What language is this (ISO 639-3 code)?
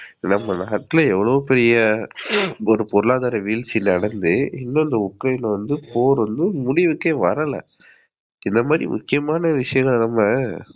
tam